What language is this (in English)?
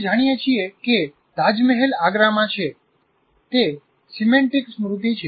Gujarati